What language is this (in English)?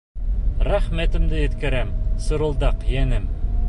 Bashkir